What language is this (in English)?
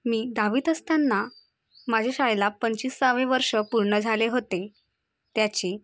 Marathi